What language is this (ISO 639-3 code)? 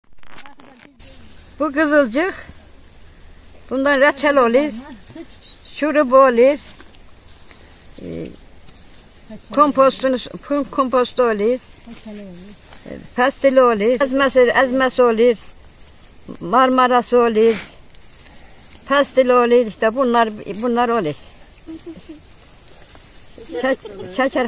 tur